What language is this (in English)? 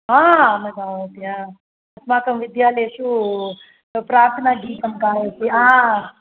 Sanskrit